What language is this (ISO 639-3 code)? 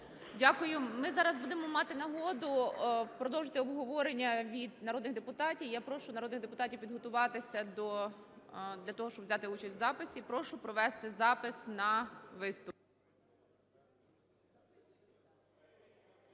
ukr